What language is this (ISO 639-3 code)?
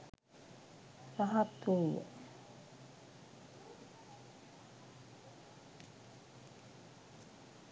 sin